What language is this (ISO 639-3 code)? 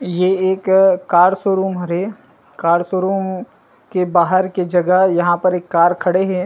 hne